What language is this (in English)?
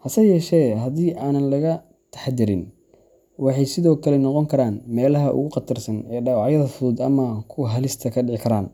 Somali